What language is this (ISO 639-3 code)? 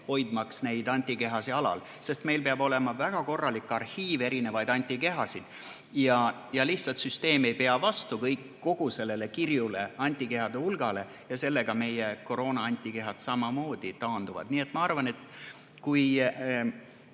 est